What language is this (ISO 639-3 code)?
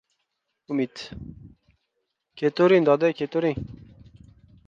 uzb